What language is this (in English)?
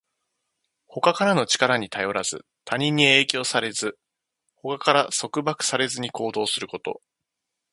Japanese